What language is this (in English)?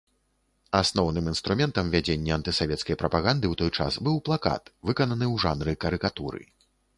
Belarusian